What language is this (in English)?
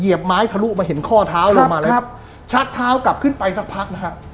Thai